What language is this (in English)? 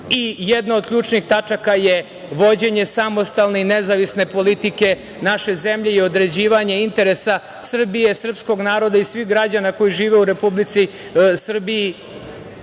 Serbian